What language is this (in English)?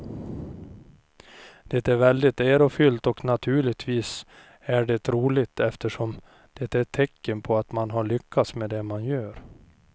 Swedish